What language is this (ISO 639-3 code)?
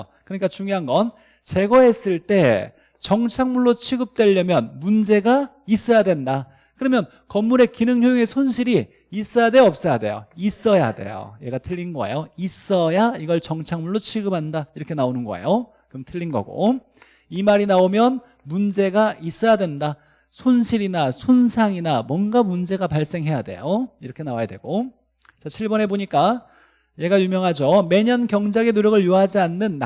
kor